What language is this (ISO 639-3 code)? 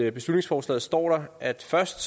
dan